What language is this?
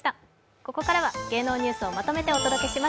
Japanese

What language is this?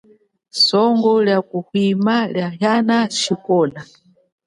Chokwe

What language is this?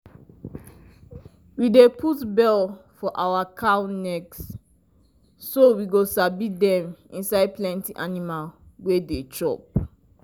Nigerian Pidgin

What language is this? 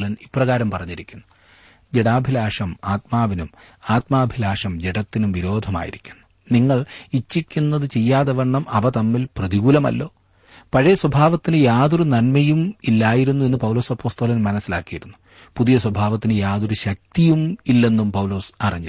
Malayalam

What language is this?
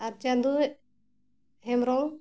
Santali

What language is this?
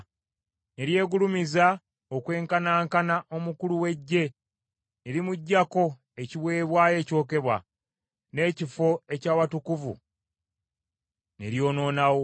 Ganda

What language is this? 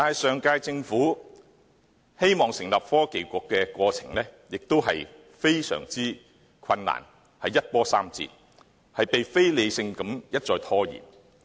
Cantonese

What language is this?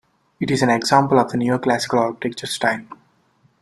English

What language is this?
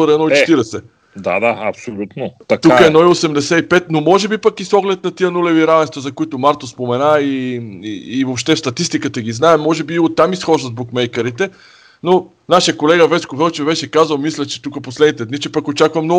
Bulgarian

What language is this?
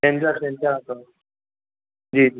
Sindhi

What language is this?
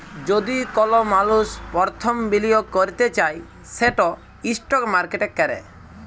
Bangla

